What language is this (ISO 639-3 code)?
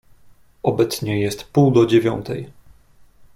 pol